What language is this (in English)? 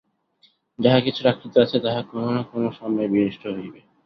Bangla